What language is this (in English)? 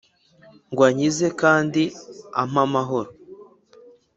Kinyarwanda